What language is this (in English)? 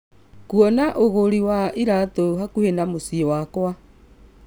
Kikuyu